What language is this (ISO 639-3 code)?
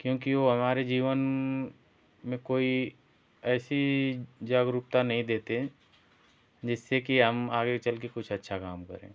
hin